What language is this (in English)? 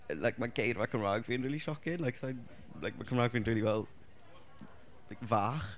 Welsh